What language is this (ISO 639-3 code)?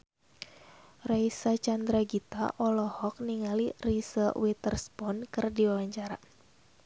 sun